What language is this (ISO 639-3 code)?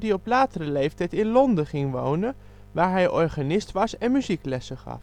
nld